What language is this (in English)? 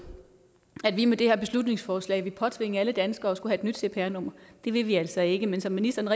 Danish